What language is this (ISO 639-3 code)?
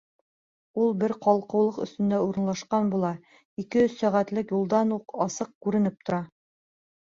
bak